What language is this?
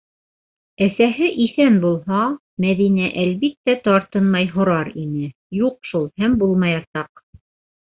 Bashkir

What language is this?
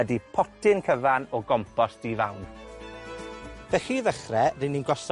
Welsh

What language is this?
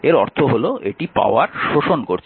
Bangla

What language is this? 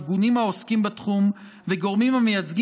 Hebrew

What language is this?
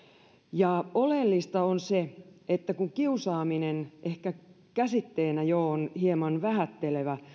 Finnish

